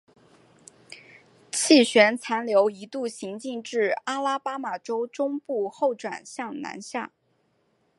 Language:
Chinese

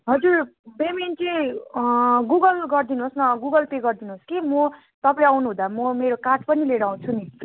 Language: Nepali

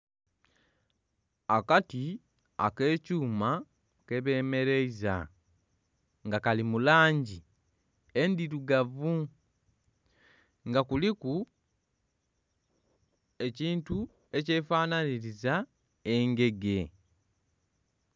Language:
Soga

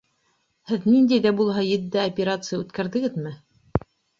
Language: Bashkir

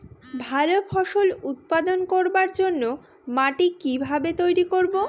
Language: Bangla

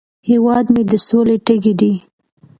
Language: Pashto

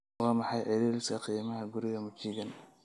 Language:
Somali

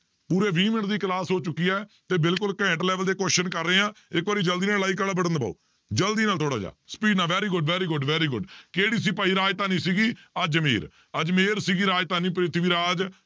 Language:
Punjabi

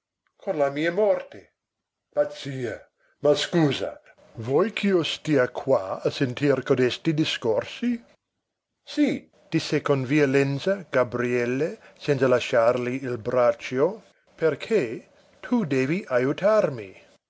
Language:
Italian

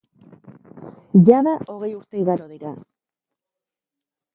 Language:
Basque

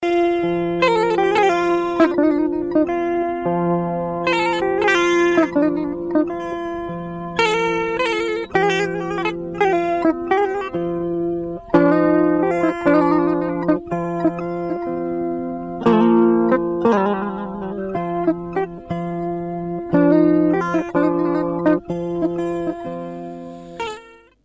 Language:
Fula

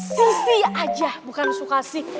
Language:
Indonesian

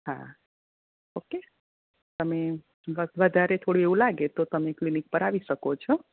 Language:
Gujarati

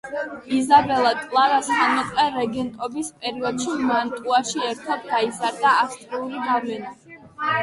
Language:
Georgian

